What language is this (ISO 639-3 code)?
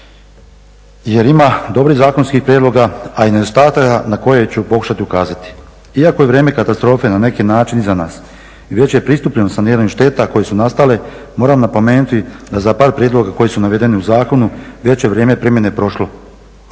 hrv